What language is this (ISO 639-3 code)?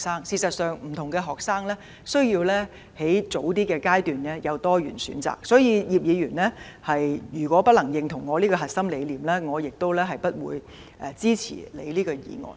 yue